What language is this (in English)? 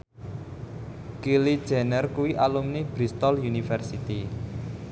Javanese